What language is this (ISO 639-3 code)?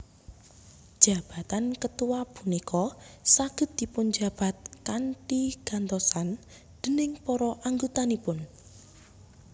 jav